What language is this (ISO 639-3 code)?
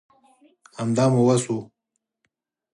pus